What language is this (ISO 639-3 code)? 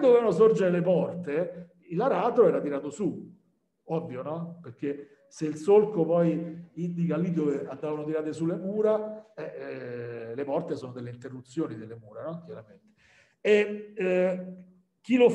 ita